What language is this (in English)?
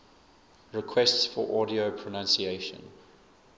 English